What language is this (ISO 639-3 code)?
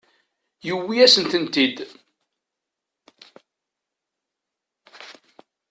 kab